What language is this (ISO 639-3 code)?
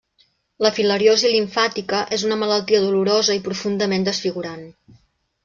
cat